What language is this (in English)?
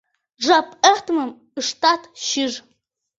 Mari